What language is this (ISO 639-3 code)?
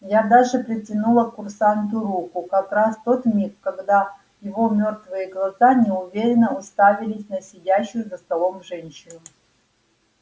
rus